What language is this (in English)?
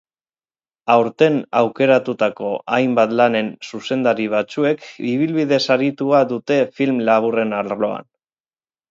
Basque